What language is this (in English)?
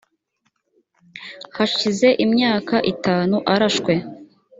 Kinyarwanda